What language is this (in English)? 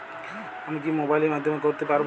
Bangla